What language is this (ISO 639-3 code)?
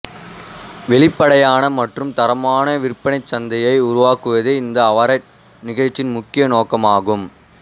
tam